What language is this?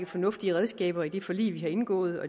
Danish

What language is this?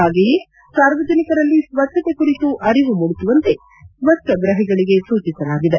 Kannada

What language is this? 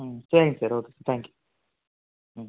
Tamil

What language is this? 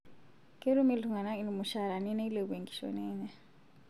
Masai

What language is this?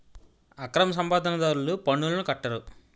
Telugu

